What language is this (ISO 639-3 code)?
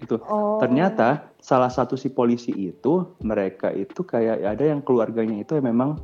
ind